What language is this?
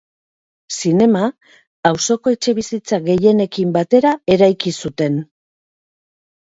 Basque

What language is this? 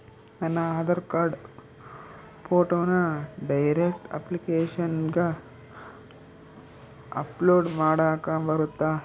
Kannada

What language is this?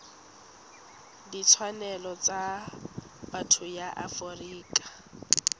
Tswana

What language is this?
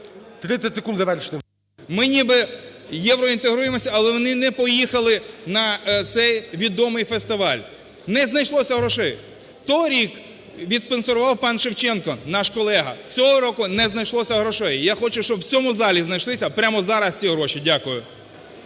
Ukrainian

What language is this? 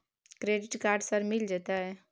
Maithili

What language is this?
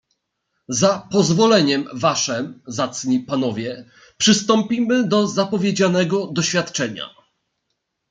Polish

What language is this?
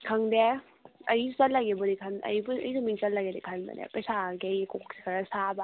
Manipuri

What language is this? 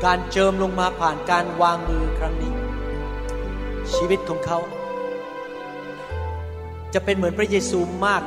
Thai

